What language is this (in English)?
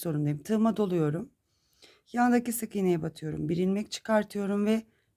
Turkish